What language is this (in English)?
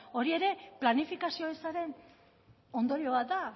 Basque